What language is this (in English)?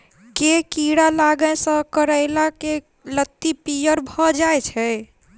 Maithili